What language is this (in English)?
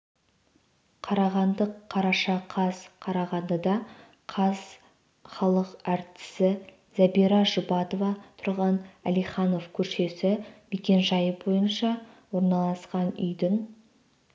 Kazakh